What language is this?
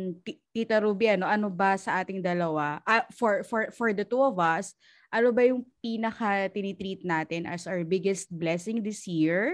Filipino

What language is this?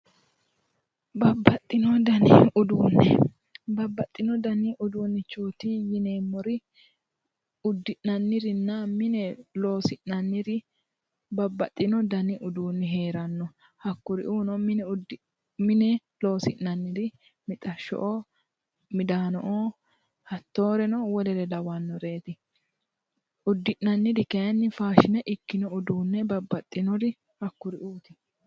Sidamo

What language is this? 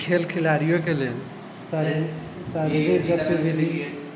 Maithili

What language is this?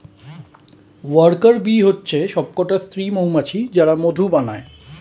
Bangla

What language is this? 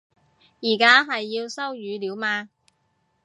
Cantonese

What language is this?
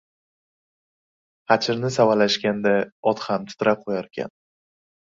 Uzbek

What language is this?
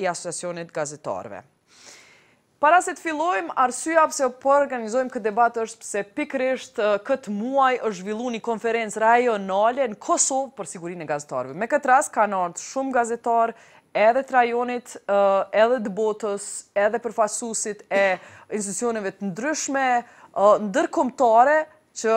Romanian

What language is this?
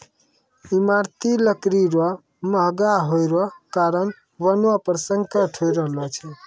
Maithili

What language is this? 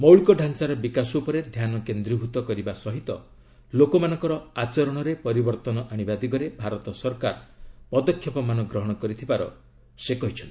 Odia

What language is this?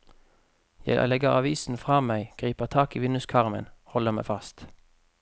Norwegian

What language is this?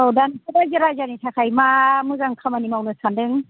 Bodo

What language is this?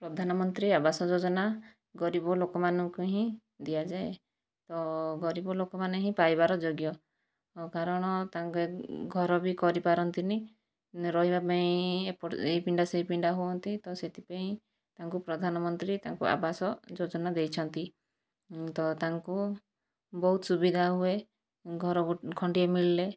Odia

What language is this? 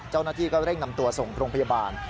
Thai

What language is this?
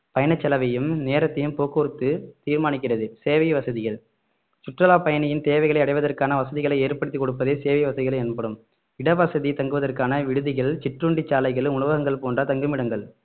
Tamil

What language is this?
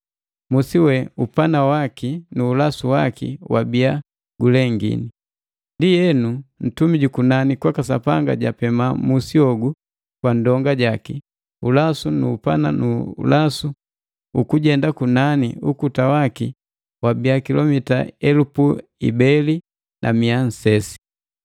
Matengo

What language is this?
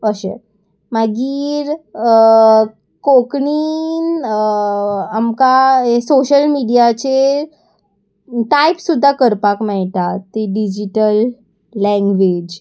Konkani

